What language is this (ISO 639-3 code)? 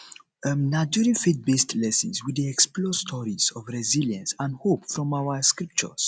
pcm